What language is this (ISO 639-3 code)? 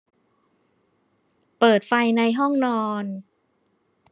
tha